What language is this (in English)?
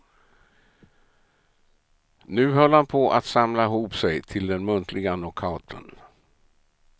Swedish